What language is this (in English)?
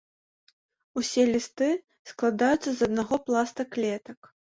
Belarusian